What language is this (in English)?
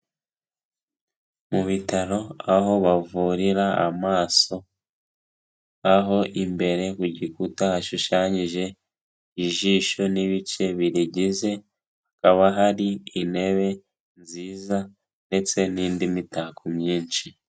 Kinyarwanda